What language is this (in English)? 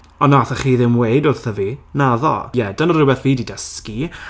Welsh